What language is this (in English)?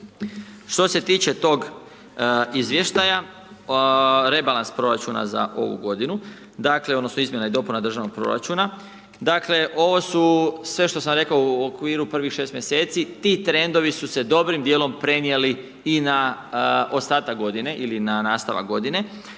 Croatian